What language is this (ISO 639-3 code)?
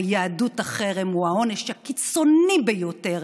heb